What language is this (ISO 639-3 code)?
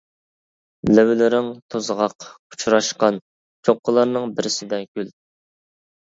uig